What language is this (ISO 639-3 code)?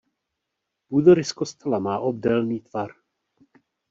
ces